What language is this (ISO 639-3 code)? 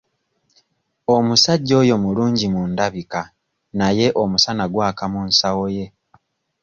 lug